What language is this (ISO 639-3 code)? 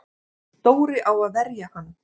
isl